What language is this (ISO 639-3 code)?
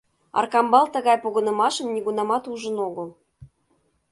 chm